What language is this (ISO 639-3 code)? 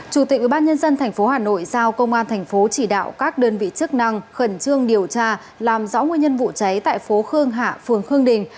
vie